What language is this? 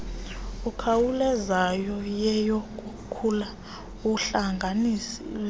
Xhosa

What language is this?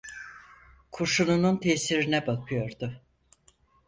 Turkish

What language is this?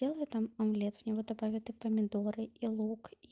Russian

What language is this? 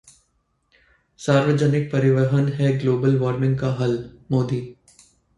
Hindi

